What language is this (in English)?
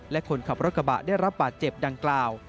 Thai